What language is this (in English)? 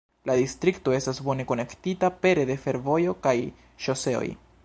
Esperanto